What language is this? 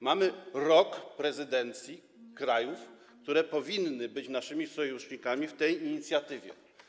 Polish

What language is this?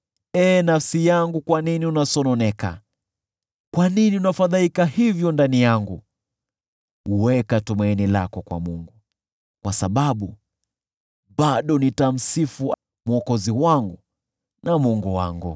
Swahili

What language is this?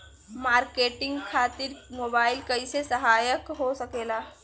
Bhojpuri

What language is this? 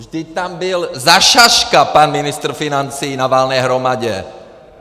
Czech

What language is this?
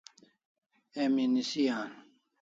Kalasha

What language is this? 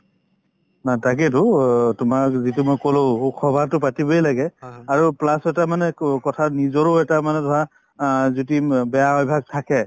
Assamese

